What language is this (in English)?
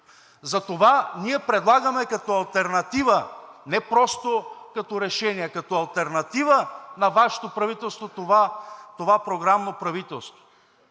Bulgarian